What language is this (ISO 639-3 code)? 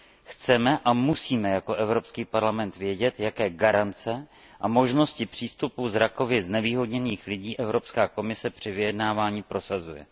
ces